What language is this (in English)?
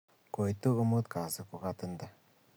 Kalenjin